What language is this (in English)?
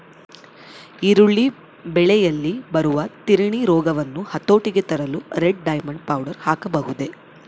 Kannada